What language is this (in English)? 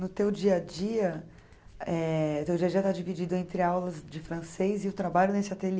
Portuguese